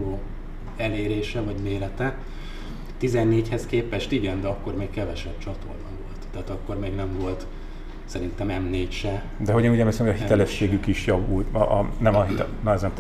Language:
Hungarian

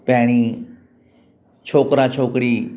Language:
Sindhi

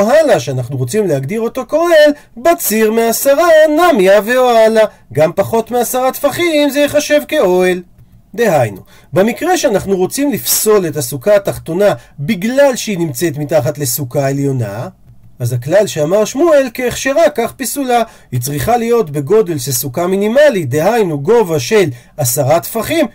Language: Hebrew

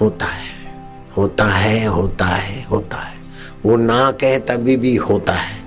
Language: Hindi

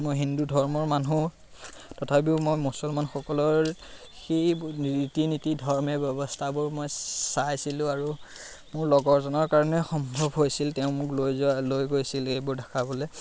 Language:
Assamese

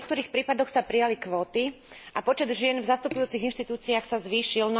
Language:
Slovak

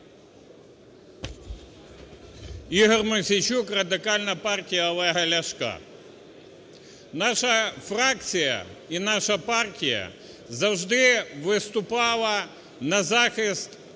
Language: Ukrainian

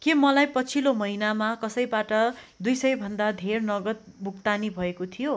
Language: Nepali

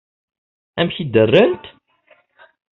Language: Kabyle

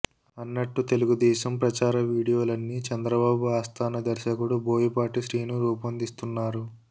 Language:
Telugu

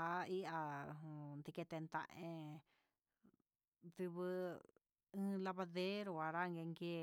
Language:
Huitepec Mixtec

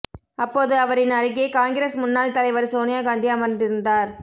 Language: Tamil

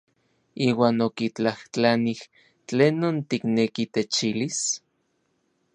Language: Orizaba Nahuatl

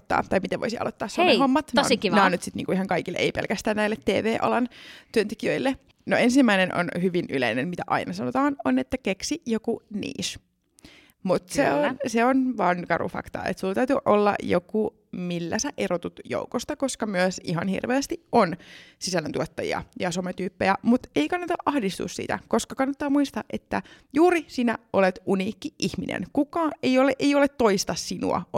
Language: Finnish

